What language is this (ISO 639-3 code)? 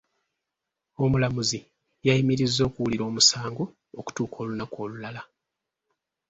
lug